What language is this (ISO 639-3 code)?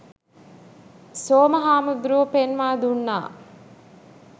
sin